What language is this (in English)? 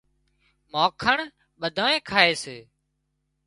Wadiyara Koli